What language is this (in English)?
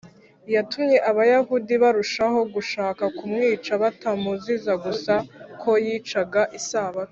Kinyarwanda